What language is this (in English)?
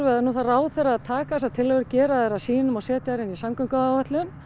Icelandic